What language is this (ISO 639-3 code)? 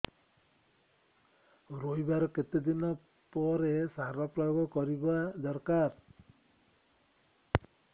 ori